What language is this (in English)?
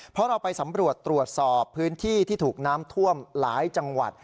Thai